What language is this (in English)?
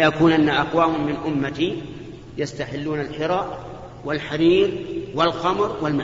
Arabic